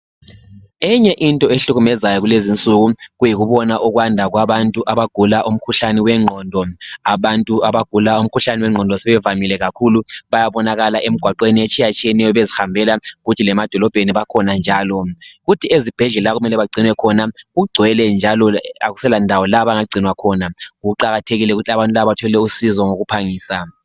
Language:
North Ndebele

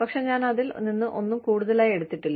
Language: Malayalam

